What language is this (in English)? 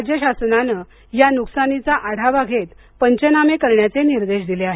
Marathi